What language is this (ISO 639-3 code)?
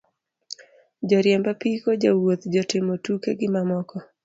luo